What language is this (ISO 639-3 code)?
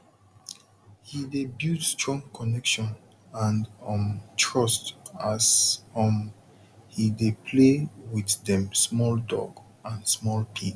pcm